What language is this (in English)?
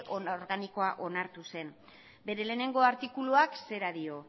Basque